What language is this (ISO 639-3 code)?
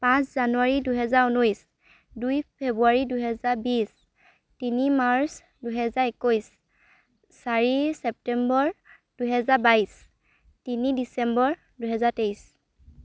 asm